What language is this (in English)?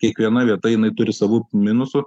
Lithuanian